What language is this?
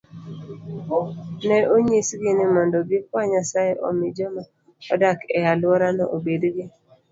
Luo (Kenya and Tanzania)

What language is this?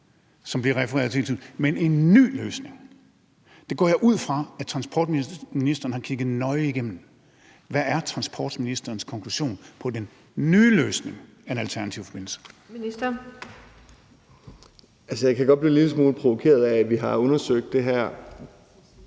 Danish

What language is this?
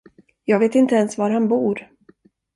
Swedish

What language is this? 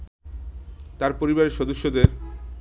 Bangla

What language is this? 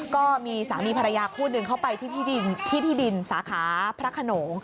Thai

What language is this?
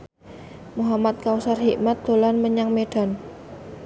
Javanese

